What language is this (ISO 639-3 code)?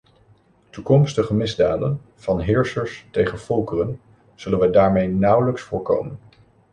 nld